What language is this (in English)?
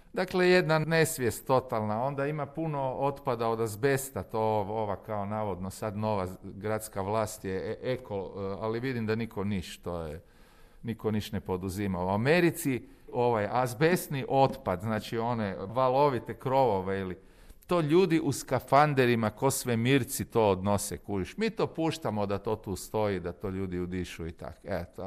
Croatian